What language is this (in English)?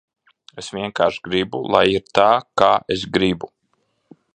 Latvian